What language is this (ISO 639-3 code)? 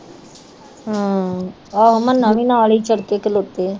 pan